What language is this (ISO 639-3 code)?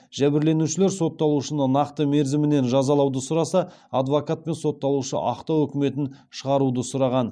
kaz